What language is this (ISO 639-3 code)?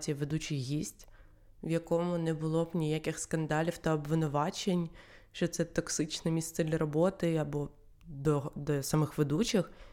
ukr